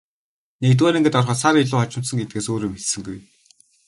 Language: Mongolian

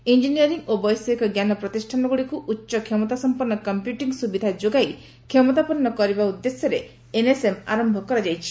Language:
Odia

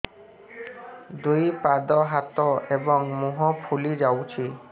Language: Odia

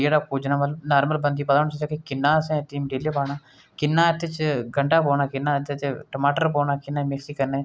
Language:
Dogri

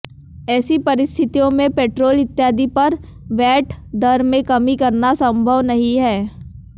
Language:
Hindi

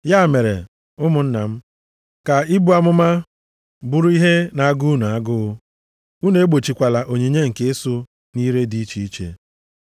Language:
Igbo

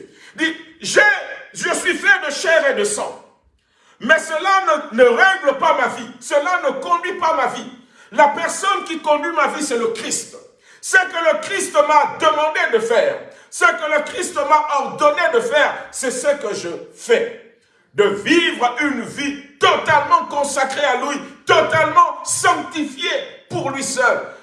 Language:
French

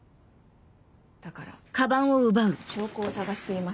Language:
Japanese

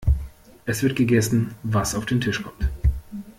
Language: German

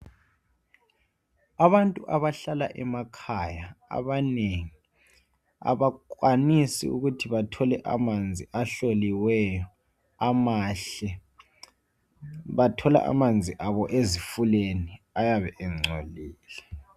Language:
North Ndebele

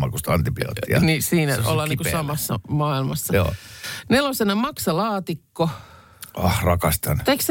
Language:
Finnish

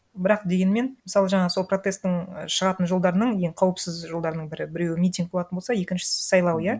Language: Kazakh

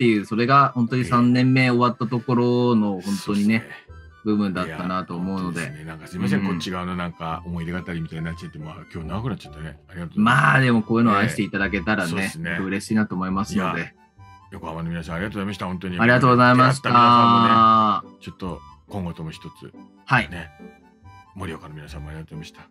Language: Japanese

